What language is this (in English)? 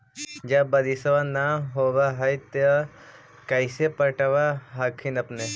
Magahi